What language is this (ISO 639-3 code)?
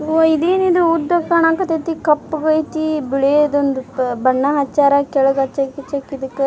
kan